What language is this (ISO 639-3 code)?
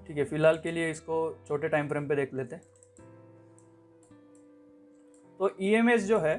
hin